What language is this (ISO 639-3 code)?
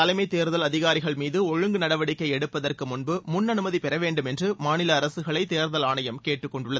tam